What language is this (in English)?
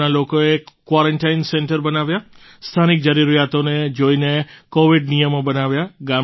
Gujarati